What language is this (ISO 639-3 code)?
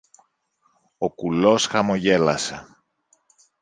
ell